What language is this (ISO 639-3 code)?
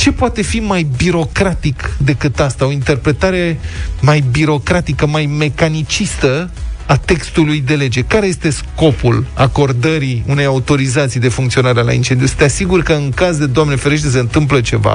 ron